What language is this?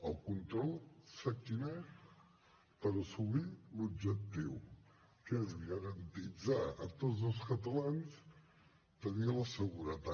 Catalan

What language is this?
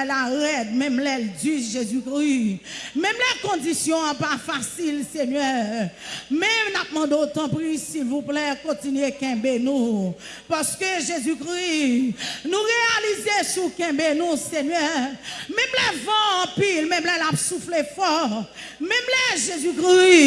French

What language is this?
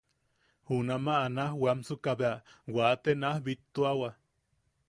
Yaqui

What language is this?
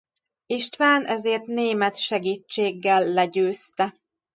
Hungarian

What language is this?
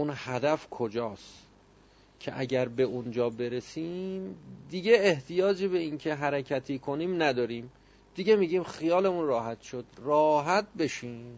Persian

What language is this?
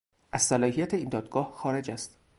Persian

